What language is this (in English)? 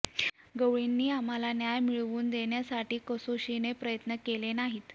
Marathi